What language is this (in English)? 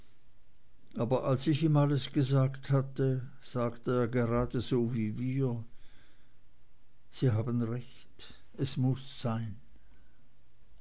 German